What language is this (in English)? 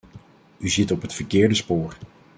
Dutch